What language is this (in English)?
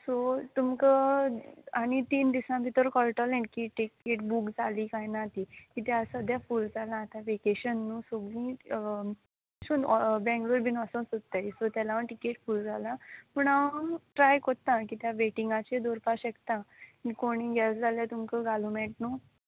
Konkani